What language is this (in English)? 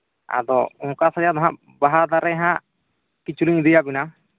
Santali